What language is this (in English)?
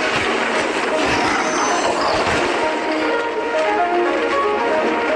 Indonesian